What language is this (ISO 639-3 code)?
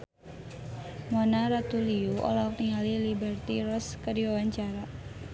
sun